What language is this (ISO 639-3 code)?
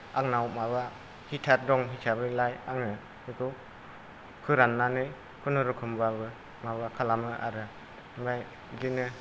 brx